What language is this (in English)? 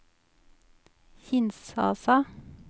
Norwegian